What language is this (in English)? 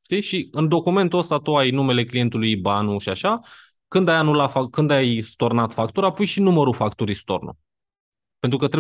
Romanian